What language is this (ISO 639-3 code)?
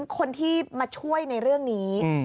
tha